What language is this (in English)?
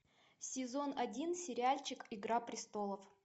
Russian